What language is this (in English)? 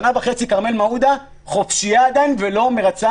Hebrew